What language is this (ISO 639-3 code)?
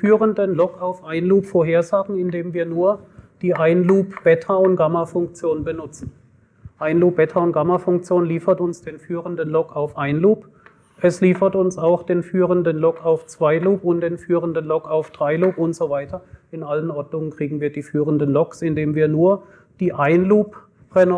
deu